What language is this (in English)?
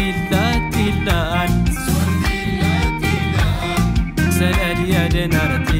Indonesian